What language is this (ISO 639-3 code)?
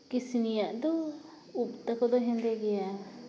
sat